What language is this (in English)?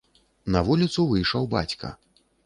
Belarusian